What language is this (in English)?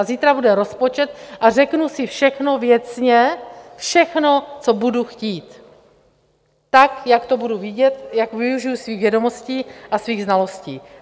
Czech